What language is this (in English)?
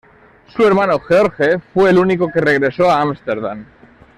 Spanish